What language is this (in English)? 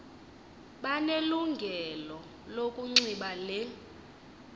Xhosa